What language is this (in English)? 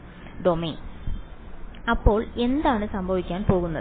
Malayalam